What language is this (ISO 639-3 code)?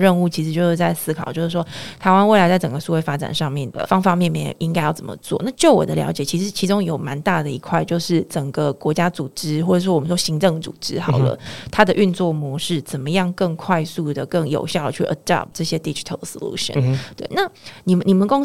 zho